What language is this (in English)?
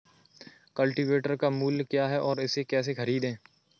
Hindi